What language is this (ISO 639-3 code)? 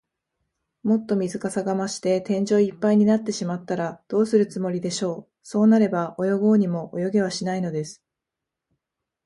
jpn